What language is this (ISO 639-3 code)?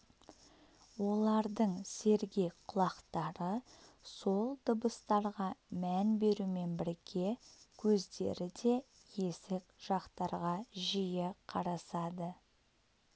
kaz